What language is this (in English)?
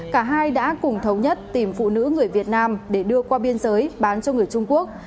Vietnamese